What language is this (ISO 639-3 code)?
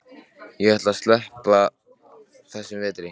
isl